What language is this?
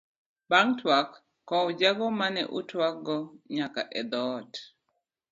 Luo (Kenya and Tanzania)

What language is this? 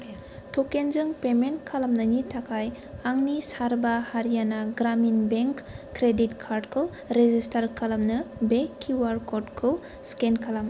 Bodo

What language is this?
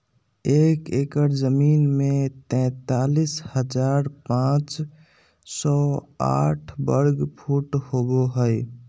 Magahi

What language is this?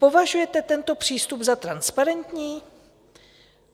Czech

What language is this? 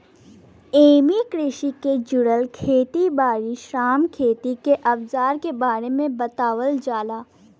Bhojpuri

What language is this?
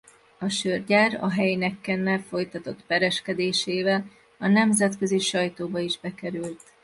Hungarian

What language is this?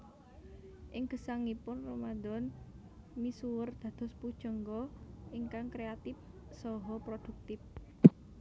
Javanese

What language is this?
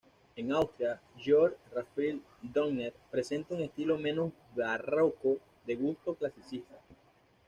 Spanish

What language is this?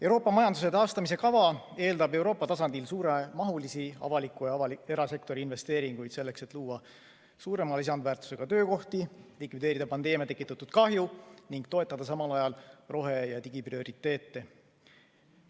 Estonian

